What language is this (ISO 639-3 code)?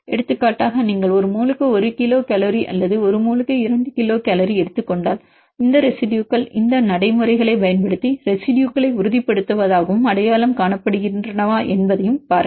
tam